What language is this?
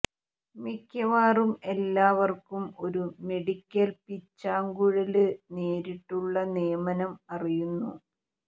Malayalam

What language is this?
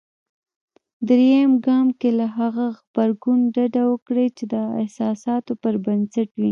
Pashto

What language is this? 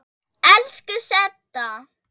Icelandic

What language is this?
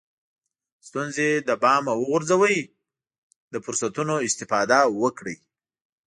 Pashto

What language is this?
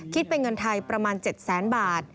Thai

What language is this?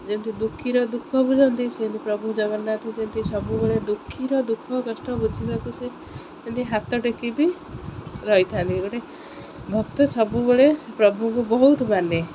Odia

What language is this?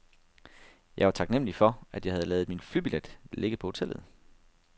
Danish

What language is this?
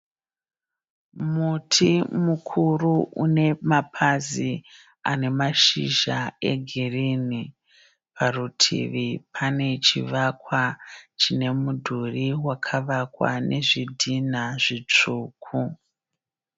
Shona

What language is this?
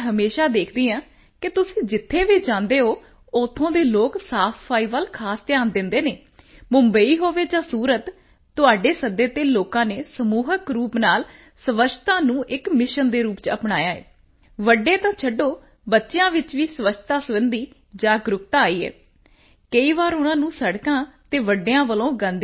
Punjabi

